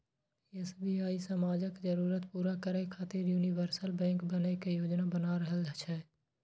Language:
Maithili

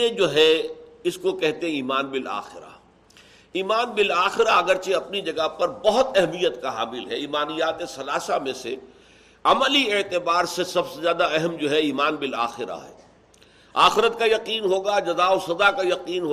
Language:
Urdu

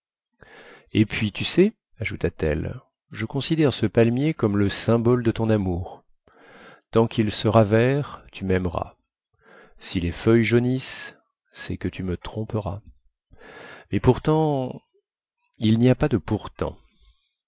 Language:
French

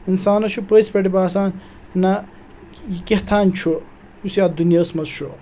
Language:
Kashmiri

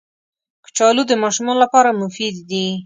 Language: Pashto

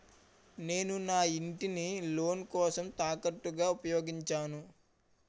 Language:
Telugu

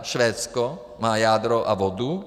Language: Czech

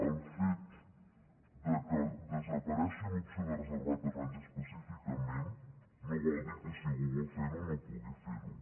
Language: Catalan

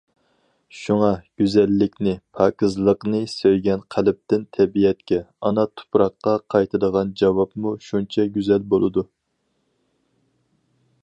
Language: Uyghur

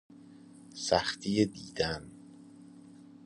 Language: Persian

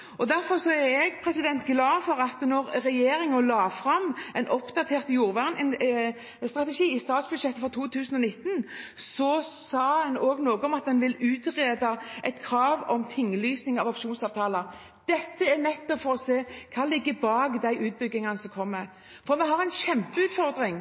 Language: Norwegian Bokmål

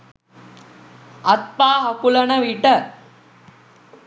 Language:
Sinhala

